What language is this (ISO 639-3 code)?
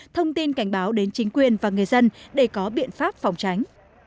vie